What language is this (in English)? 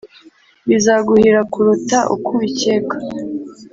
Kinyarwanda